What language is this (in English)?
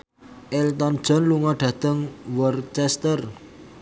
Javanese